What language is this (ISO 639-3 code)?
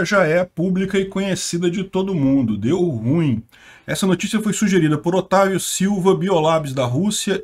por